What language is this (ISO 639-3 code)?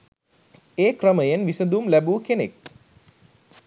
sin